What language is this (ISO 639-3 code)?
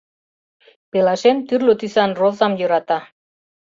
chm